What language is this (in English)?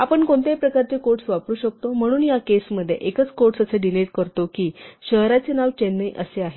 Marathi